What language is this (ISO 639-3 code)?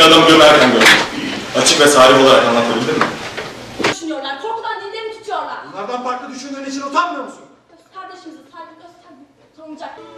tur